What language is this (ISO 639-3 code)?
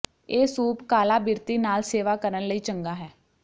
pan